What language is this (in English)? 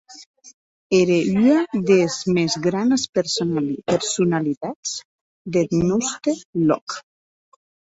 Occitan